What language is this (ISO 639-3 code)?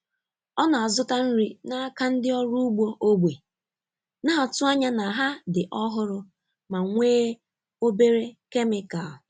ibo